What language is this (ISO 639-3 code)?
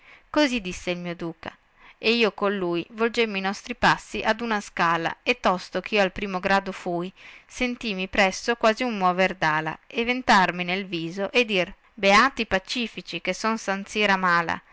ita